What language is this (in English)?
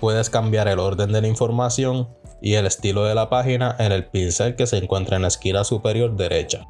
Spanish